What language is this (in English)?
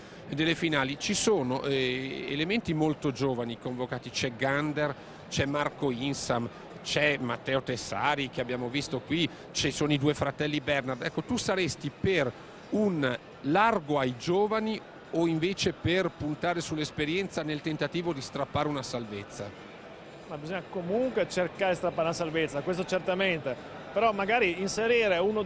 Italian